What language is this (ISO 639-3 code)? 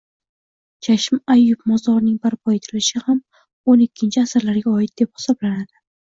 uzb